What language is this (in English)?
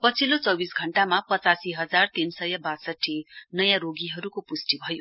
Nepali